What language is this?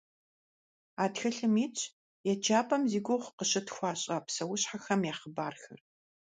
Kabardian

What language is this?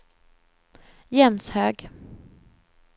Swedish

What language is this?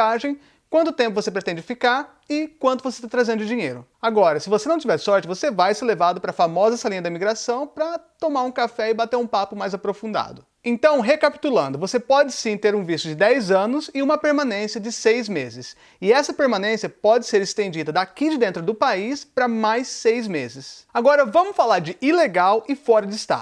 Portuguese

